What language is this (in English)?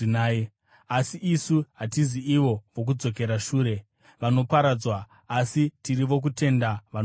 Shona